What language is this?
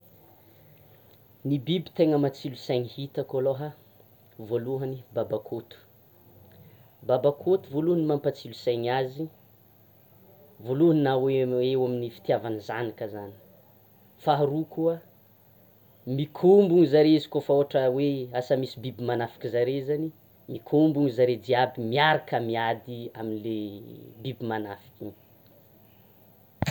Tsimihety Malagasy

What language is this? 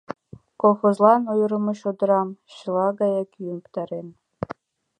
Mari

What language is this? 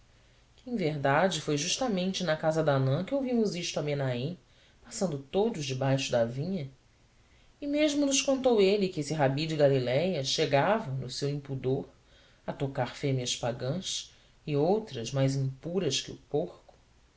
Portuguese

